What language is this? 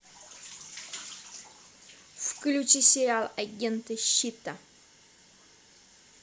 Russian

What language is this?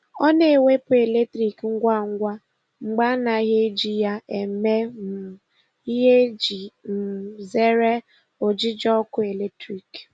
Igbo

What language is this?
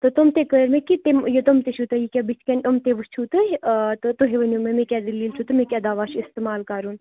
Kashmiri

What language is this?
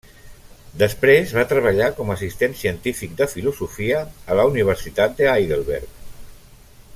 Catalan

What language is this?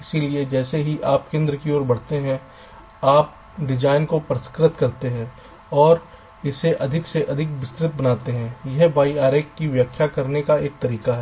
Hindi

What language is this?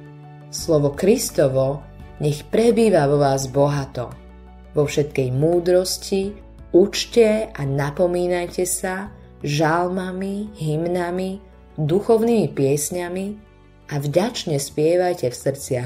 Slovak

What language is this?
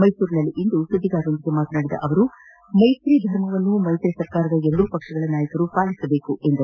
Kannada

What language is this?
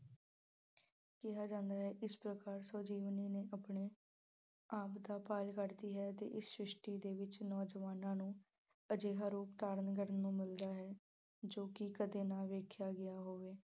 Punjabi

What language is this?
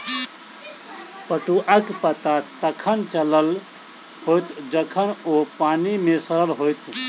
Maithili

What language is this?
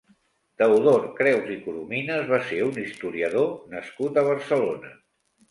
Catalan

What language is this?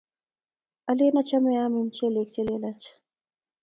Kalenjin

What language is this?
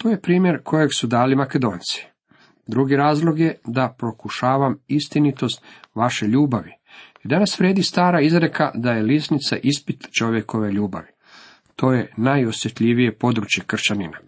Croatian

